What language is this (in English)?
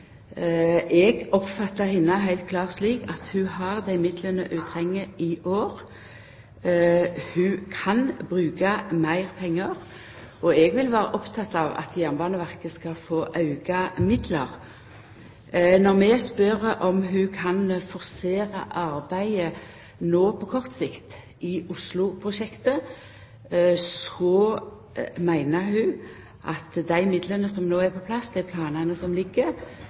Norwegian Nynorsk